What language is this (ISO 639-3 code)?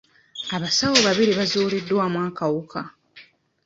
lug